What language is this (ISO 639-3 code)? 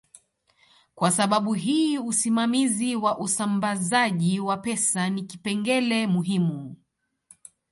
swa